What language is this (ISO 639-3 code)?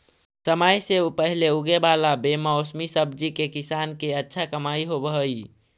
mag